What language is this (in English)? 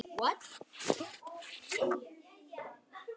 Icelandic